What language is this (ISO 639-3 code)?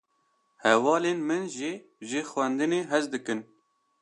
kur